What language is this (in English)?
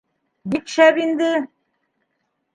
Bashkir